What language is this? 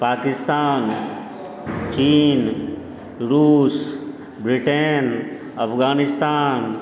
Maithili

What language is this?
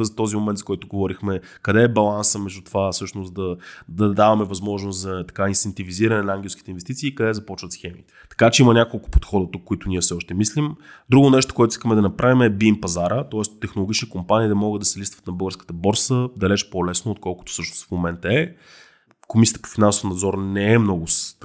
Bulgarian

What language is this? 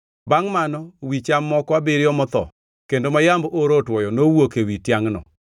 Luo (Kenya and Tanzania)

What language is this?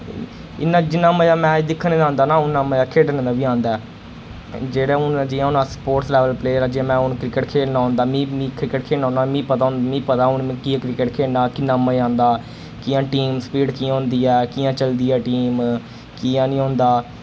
Dogri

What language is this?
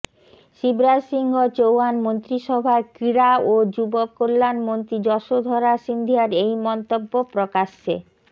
Bangla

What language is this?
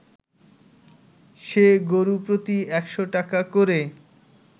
Bangla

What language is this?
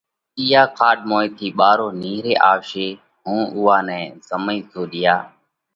Parkari Koli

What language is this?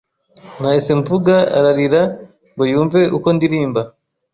Kinyarwanda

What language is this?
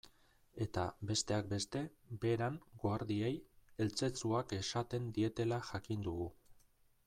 Basque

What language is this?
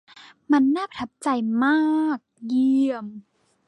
Thai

